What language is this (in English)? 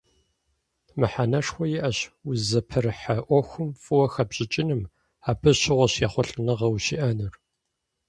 Kabardian